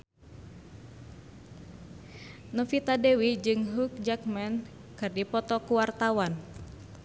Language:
Sundanese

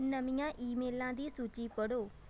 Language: Punjabi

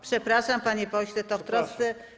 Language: Polish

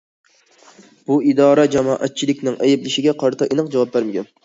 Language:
Uyghur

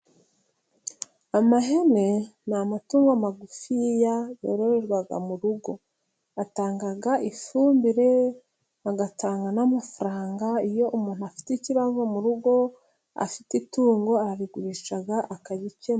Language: Kinyarwanda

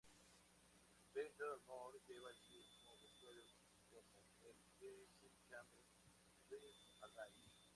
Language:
Spanish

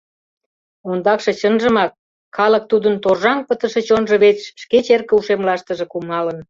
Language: Mari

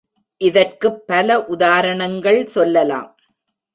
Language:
Tamil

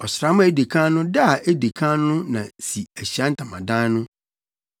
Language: Akan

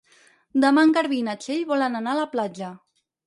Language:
Catalan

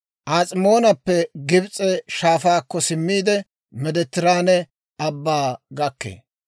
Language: Dawro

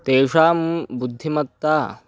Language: Sanskrit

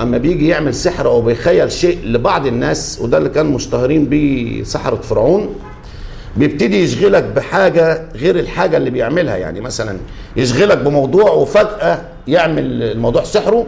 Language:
Arabic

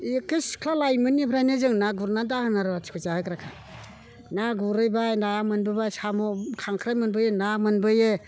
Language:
Bodo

